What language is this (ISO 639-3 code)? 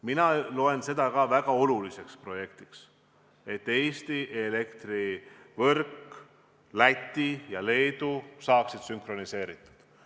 est